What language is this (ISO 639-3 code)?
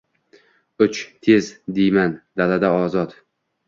uzb